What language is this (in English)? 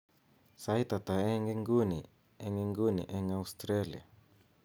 Kalenjin